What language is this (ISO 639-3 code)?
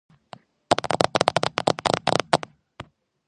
kat